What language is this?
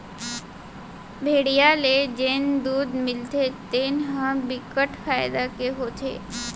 Chhattisgarhi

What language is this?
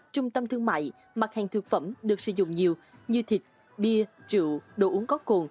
Vietnamese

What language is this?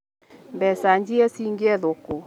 Kikuyu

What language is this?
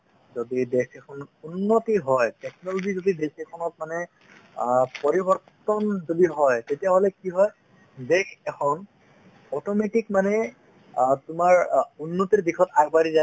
Assamese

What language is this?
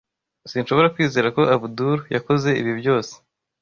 Kinyarwanda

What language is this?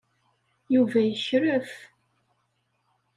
Kabyle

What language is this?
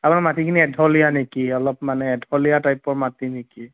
Assamese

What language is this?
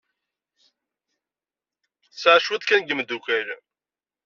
Kabyle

